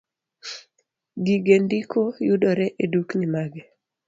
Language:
Luo (Kenya and Tanzania)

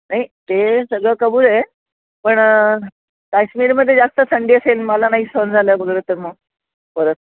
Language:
Marathi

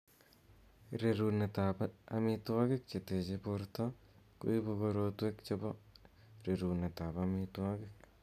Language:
Kalenjin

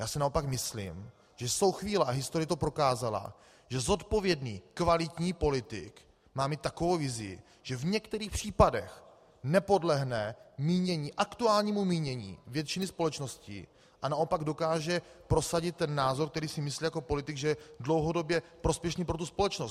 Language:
Czech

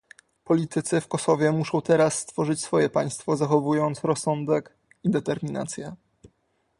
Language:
Polish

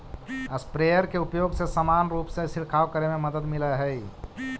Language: Magahi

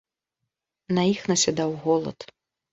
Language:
Belarusian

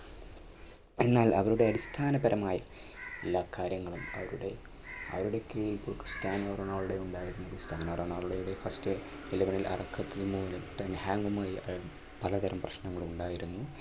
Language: Malayalam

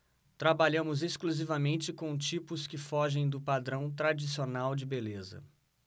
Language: Portuguese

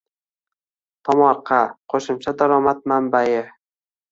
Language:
Uzbek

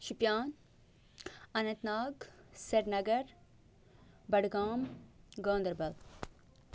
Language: Kashmiri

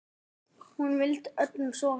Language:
Icelandic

